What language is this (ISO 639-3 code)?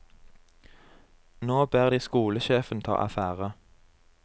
nor